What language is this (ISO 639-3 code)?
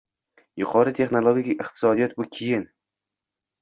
uzb